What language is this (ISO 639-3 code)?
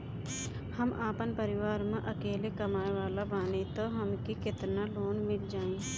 bho